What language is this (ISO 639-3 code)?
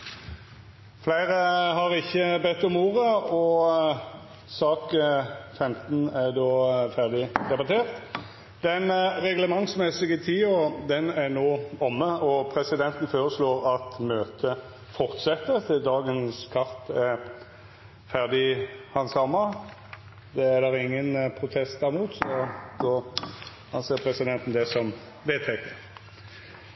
nno